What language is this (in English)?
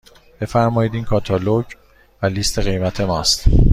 Persian